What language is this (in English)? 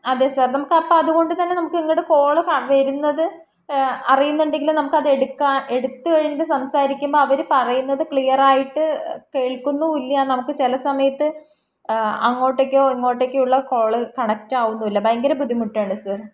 Malayalam